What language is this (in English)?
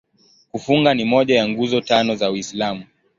Swahili